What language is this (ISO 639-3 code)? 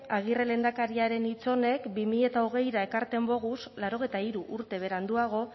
eus